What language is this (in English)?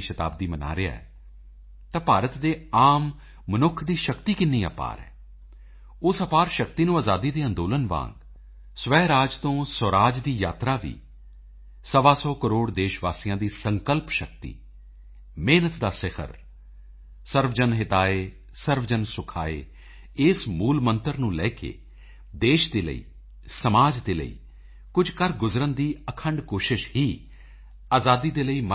Punjabi